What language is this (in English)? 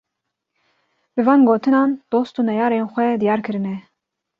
Kurdish